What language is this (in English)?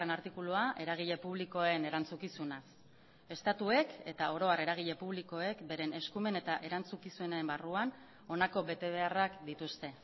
Basque